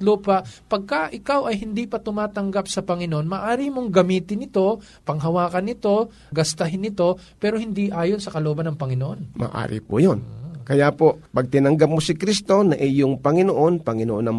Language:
Filipino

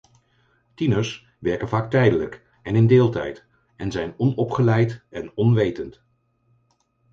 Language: Dutch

